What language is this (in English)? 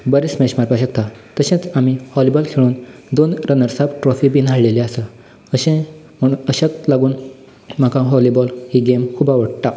Konkani